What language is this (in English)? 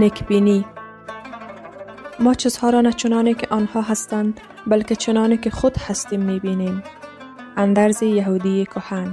Persian